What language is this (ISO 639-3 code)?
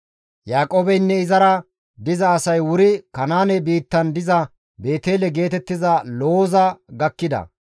gmv